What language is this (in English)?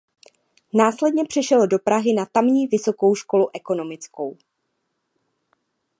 Czech